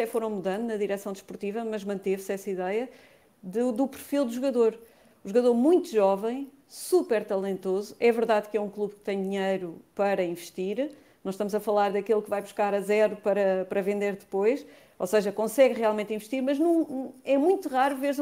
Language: Portuguese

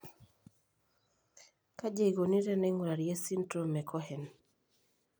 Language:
Masai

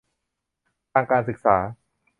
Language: Thai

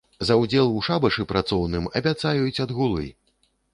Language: Belarusian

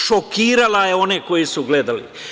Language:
Serbian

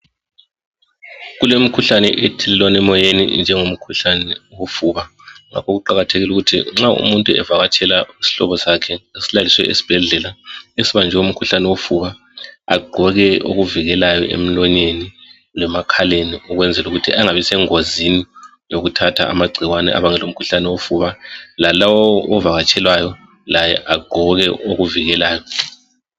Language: North Ndebele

